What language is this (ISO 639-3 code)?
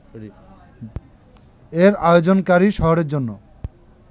ben